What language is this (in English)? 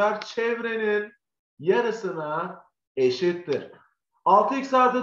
Turkish